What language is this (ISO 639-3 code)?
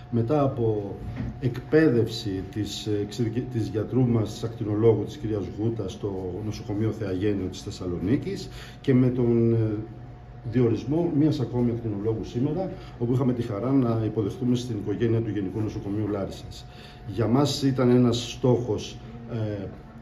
ell